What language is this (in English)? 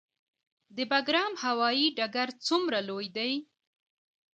Pashto